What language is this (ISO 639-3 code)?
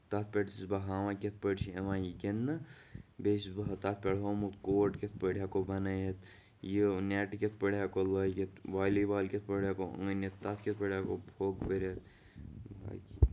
kas